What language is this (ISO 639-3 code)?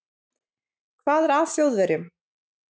isl